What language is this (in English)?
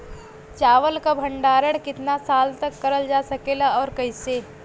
Bhojpuri